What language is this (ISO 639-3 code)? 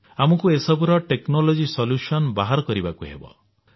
ori